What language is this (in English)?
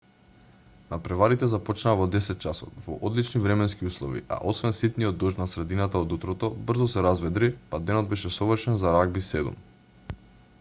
Macedonian